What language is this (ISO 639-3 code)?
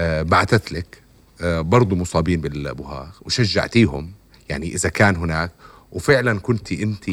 ara